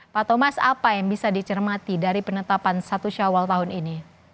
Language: Indonesian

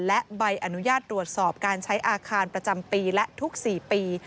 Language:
Thai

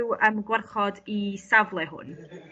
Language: Welsh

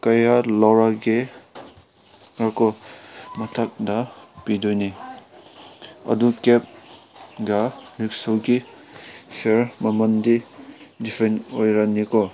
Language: Manipuri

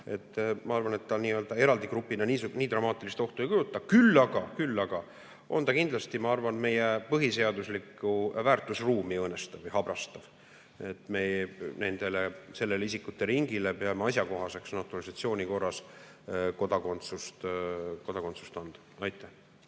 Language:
Estonian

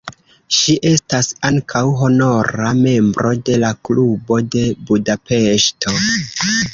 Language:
Esperanto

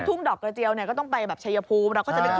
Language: Thai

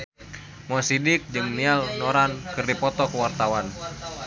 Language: Sundanese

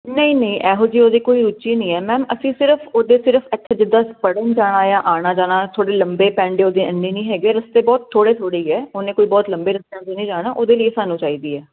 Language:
Punjabi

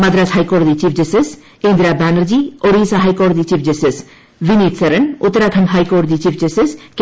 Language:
Malayalam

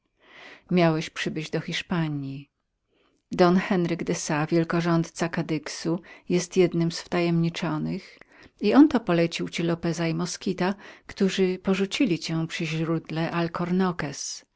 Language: Polish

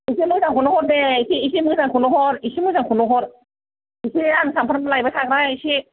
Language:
Bodo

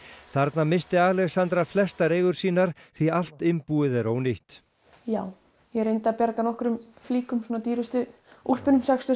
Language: Icelandic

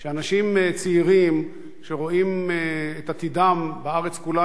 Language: Hebrew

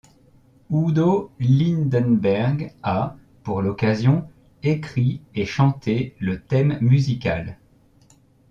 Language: French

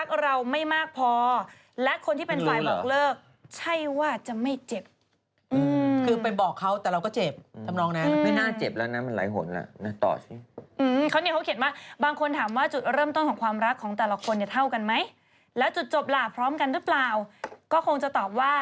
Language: Thai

